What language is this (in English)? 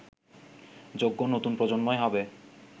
Bangla